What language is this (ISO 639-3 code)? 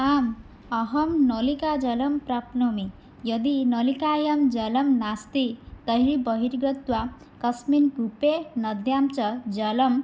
san